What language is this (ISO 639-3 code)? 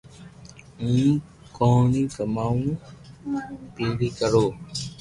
lrk